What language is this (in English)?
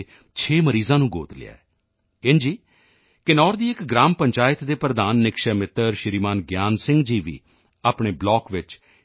Punjabi